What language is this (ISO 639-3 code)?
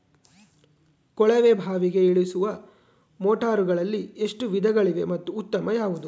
kan